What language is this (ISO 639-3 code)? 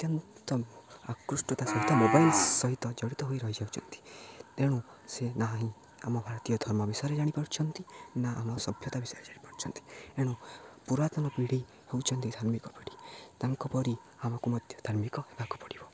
ori